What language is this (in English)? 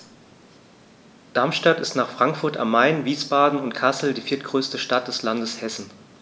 German